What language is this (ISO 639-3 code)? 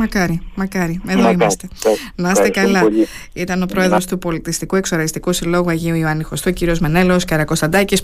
ell